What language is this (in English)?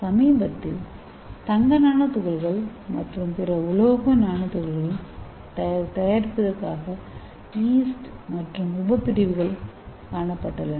Tamil